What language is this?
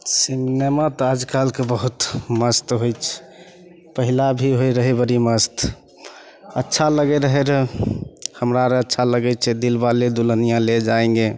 Maithili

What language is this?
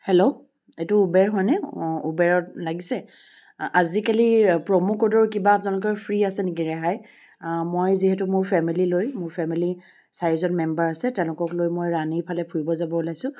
Assamese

